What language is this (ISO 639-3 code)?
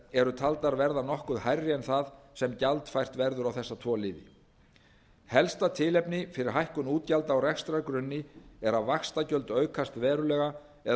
isl